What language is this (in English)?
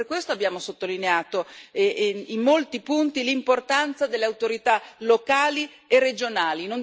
Italian